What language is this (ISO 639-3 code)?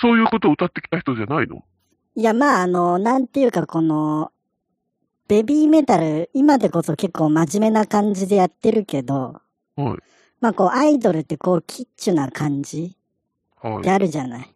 jpn